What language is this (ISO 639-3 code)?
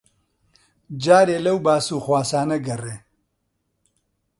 ckb